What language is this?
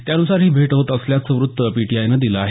Marathi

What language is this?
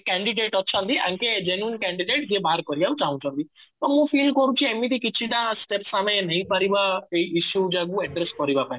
Odia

